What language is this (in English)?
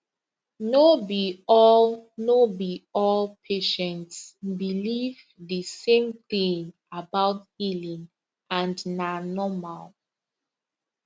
Nigerian Pidgin